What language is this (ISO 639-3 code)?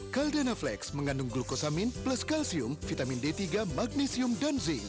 ind